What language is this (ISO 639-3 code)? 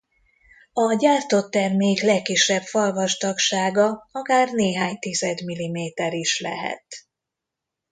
hun